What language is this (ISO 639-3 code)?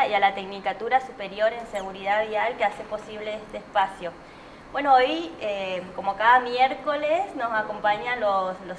spa